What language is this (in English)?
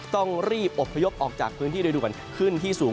Thai